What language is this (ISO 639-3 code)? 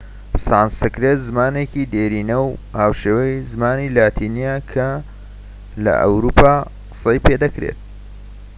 ckb